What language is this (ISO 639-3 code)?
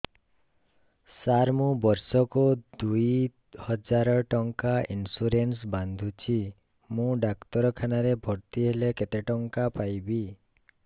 ori